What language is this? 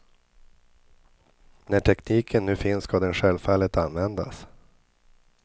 Swedish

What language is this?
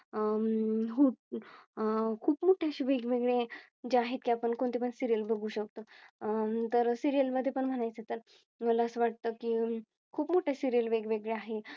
Marathi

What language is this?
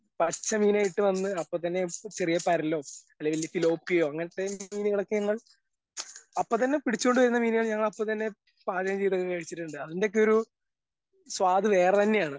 Malayalam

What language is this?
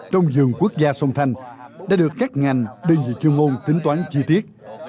Vietnamese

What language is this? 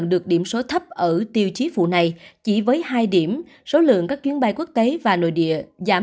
Vietnamese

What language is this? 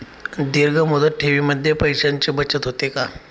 Marathi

